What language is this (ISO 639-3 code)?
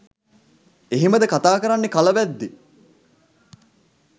sin